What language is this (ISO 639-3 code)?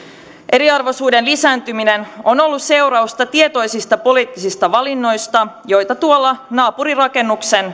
fin